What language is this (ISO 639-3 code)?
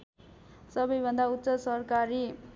nep